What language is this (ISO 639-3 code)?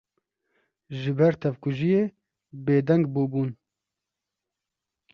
kur